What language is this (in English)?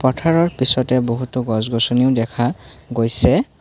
Assamese